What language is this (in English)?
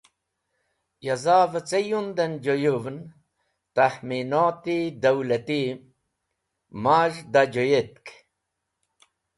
Wakhi